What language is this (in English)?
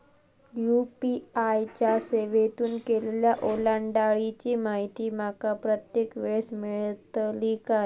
Marathi